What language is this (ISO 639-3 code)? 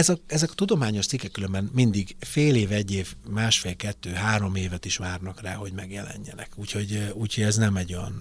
hun